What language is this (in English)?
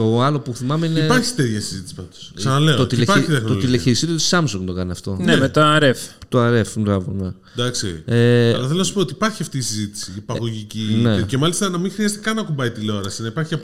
Greek